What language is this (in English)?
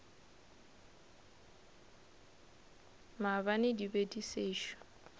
Northern Sotho